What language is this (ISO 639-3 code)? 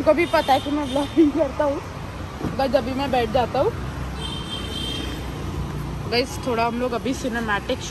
hin